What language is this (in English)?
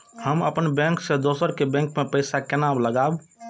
Maithili